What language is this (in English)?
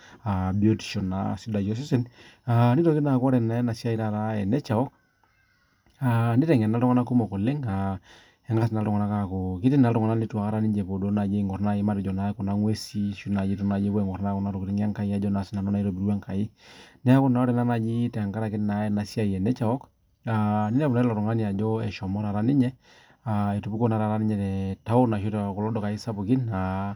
Masai